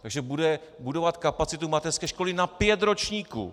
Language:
Czech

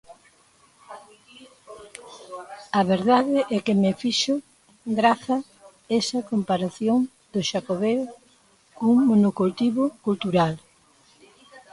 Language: Galician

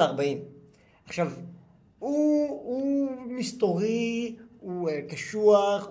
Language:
Hebrew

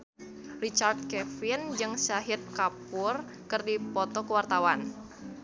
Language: Sundanese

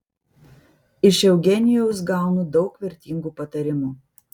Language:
Lithuanian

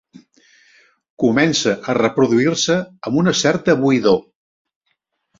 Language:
Catalan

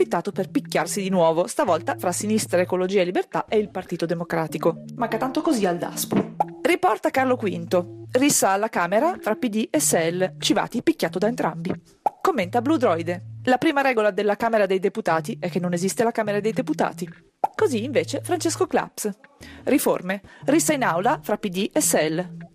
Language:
Italian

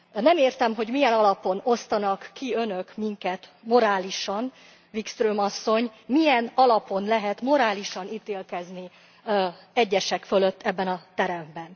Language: Hungarian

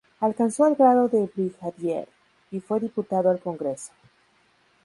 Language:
Spanish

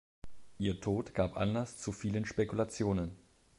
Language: German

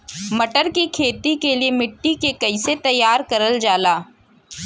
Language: Bhojpuri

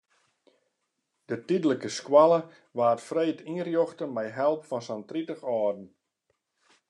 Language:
Western Frisian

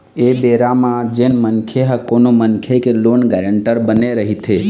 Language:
Chhattisgarhi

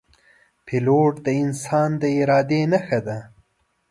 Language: Pashto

